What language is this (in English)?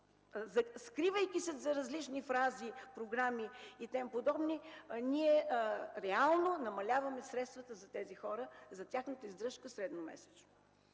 Bulgarian